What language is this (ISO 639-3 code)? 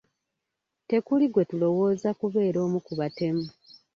lug